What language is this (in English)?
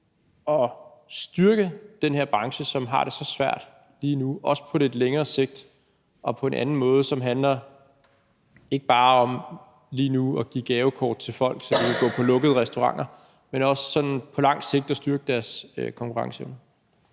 Danish